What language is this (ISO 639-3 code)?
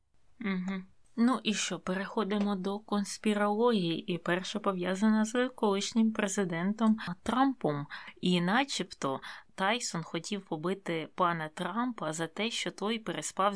ukr